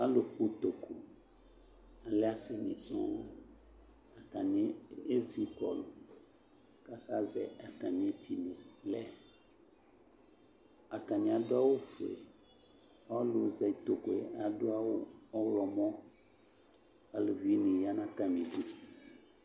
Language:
Ikposo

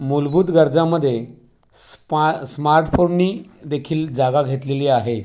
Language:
Marathi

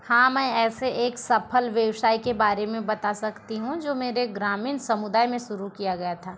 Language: Hindi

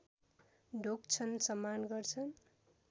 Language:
Nepali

